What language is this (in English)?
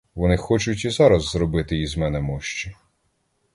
Ukrainian